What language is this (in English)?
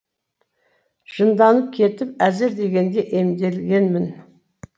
Kazakh